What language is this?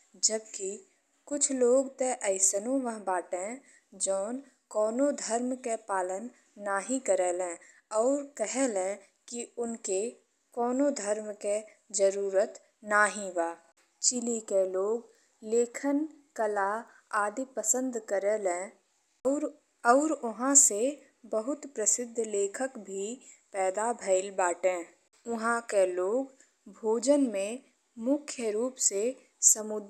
Bhojpuri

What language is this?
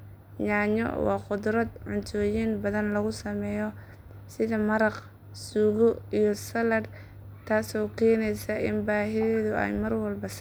Somali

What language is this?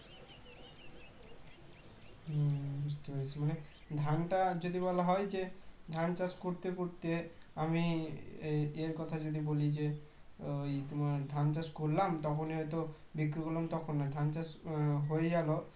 Bangla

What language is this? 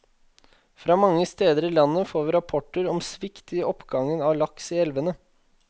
Norwegian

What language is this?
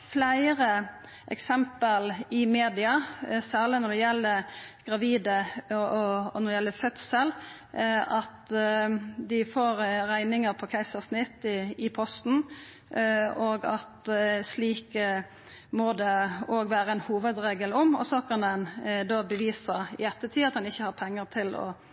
Norwegian Nynorsk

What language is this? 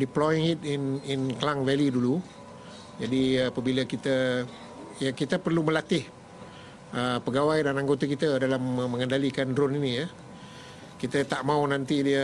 Malay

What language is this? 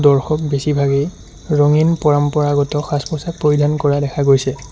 Assamese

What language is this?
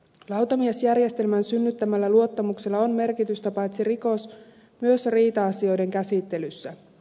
Finnish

